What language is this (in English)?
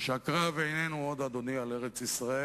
Hebrew